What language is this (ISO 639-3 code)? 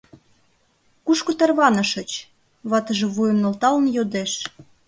chm